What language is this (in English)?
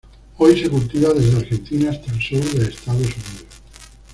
Spanish